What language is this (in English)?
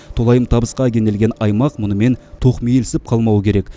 Kazakh